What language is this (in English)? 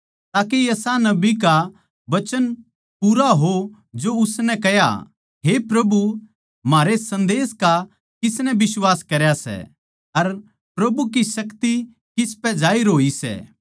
Haryanvi